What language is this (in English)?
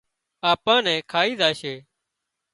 Wadiyara Koli